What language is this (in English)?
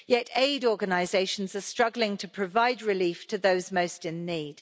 English